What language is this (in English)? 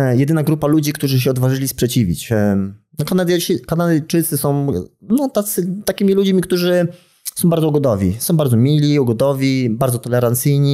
Polish